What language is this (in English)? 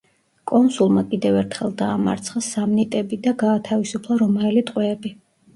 Georgian